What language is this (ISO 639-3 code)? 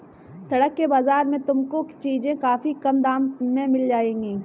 hin